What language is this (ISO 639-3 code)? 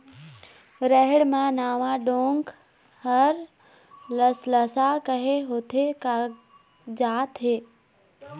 hne